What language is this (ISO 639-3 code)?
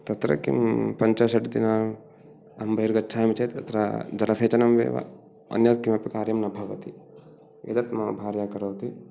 san